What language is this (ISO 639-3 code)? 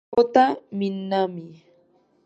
spa